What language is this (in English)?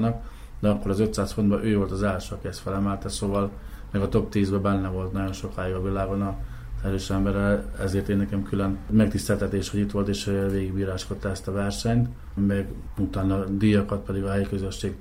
Hungarian